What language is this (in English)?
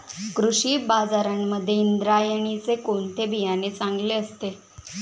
Marathi